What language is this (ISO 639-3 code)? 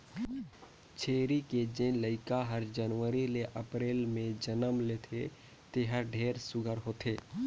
hne